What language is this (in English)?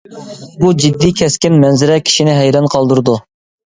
Uyghur